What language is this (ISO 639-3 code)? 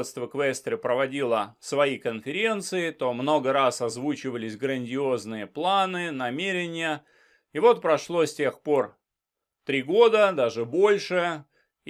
rus